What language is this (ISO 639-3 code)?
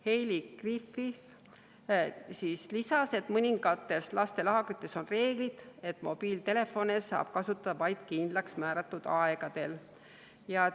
est